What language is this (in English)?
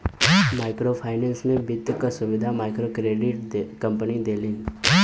Bhojpuri